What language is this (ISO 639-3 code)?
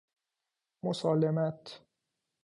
fas